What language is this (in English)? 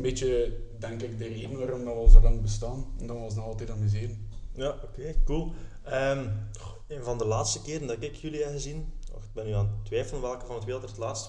Dutch